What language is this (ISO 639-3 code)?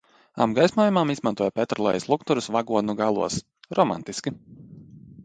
lav